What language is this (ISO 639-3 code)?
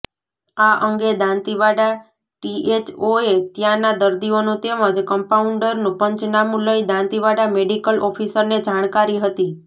guj